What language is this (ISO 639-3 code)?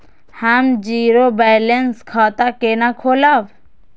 mai